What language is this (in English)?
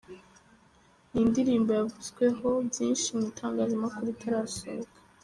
Kinyarwanda